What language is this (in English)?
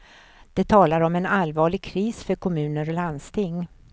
Swedish